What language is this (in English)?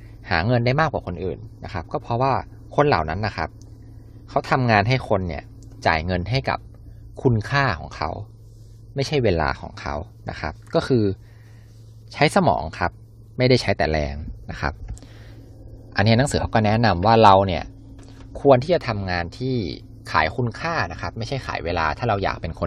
Thai